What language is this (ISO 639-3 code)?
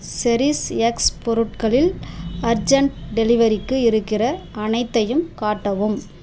tam